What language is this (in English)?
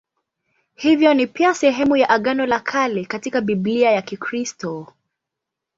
Swahili